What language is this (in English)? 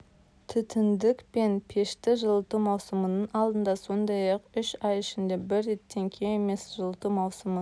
Kazakh